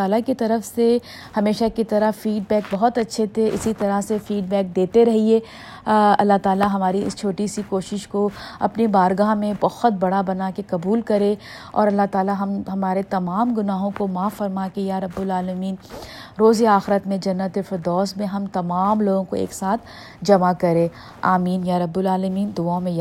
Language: Urdu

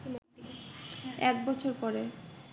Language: Bangla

